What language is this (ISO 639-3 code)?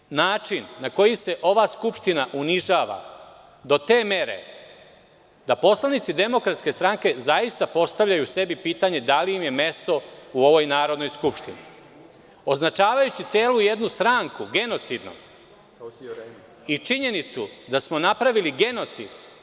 srp